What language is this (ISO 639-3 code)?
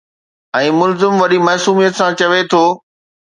snd